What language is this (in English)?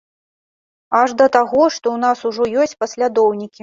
Belarusian